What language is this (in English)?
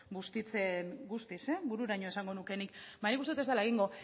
Basque